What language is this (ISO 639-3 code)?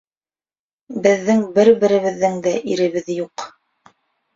bak